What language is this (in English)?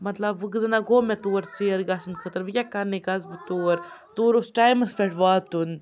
Kashmiri